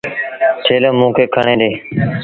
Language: Sindhi Bhil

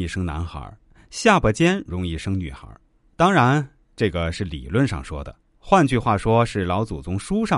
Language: Chinese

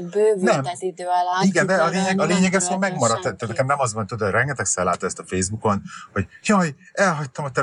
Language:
Hungarian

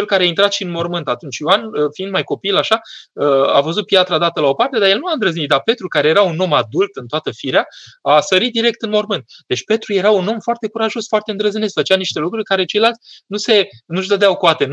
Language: Romanian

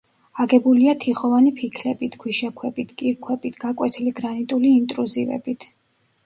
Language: Georgian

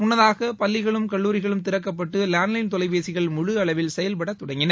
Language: Tamil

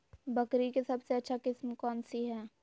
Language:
Magahi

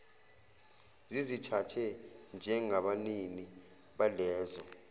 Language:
Zulu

